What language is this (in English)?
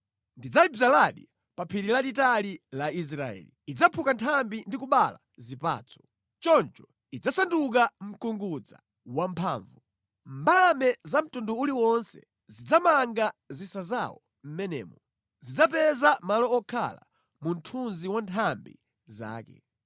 Nyanja